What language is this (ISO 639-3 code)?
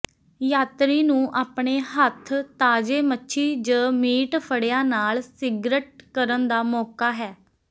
pan